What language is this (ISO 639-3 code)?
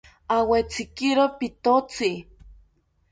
cpy